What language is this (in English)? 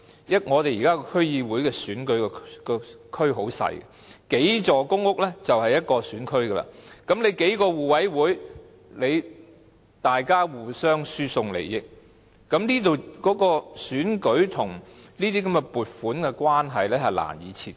Cantonese